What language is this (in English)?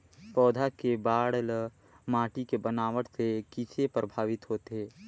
Chhattisgarhi